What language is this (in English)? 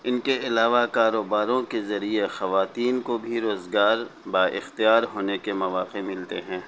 Urdu